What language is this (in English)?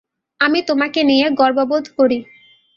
Bangla